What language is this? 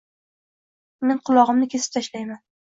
Uzbek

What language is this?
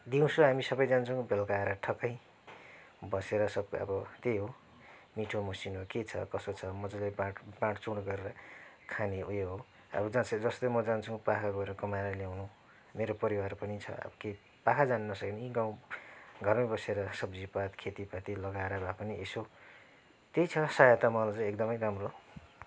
Nepali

